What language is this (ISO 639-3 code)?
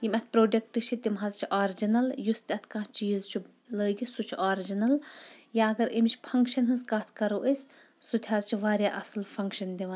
kas